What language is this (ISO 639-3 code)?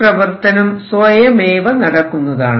mal